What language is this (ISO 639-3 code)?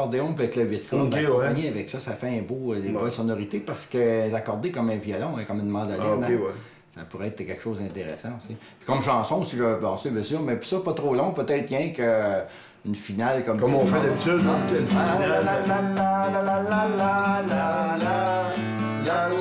fra